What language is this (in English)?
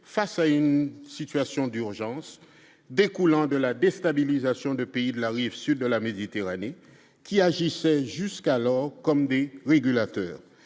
French